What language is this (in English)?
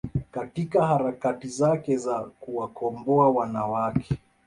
Swahili